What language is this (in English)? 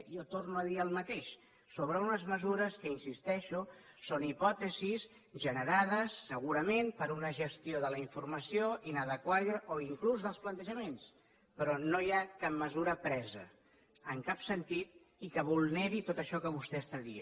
Catalan